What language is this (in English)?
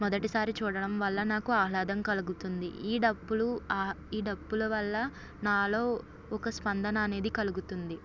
Telugu